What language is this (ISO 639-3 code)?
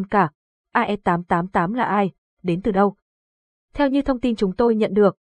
vie